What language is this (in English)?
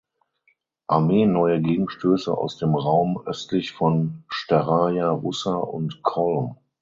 German